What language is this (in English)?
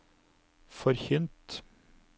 Norwegian